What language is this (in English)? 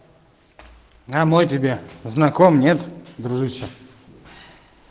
Russian